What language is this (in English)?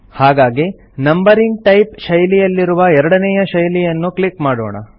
Kannada